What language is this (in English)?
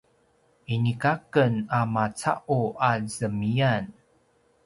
Paiwan